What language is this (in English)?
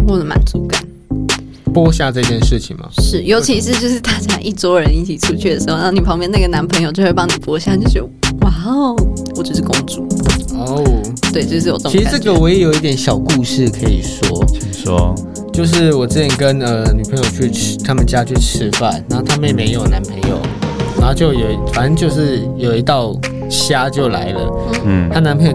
Chinese